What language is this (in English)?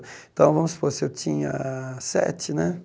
Portuguese